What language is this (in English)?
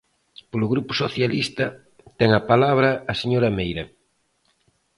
Galician